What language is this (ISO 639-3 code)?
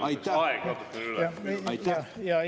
est